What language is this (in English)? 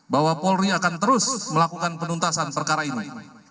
Indonesian